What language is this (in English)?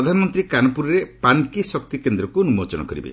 Odia